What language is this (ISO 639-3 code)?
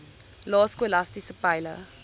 afr